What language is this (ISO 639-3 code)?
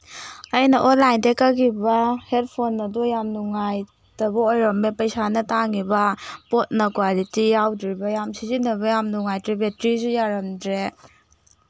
mni